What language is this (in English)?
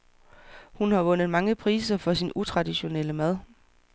Danish